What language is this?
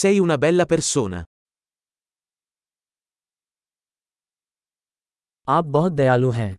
Hindi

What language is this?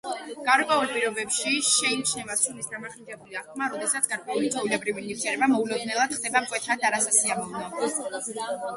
Georgian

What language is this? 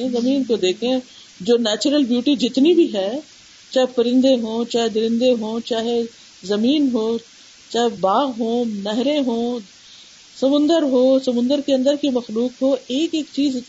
Urdu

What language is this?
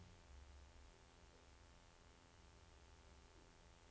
Norwegian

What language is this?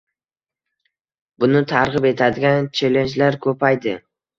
Uzbek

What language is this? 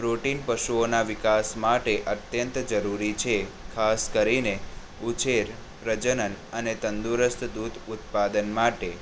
Gujarati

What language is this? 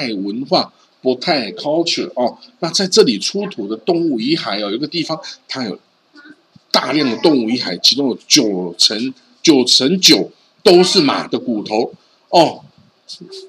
Chinese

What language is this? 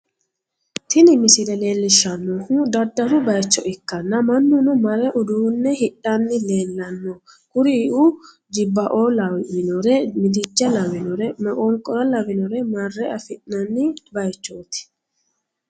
Sidamo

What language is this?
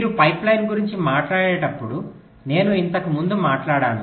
Telugu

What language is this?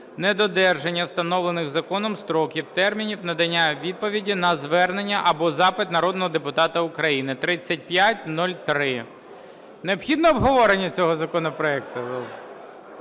Ukrainian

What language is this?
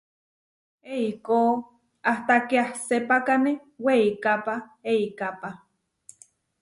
Huarijio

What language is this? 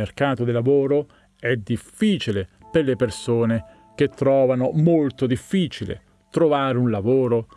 Italian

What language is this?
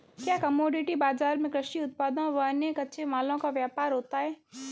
Hindi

